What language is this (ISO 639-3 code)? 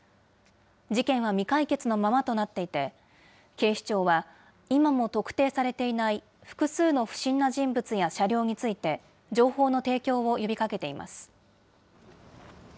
jpn